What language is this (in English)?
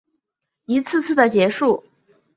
Chinese